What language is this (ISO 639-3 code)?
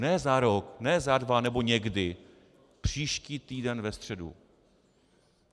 ces